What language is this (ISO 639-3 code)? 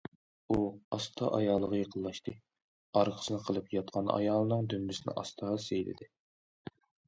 uig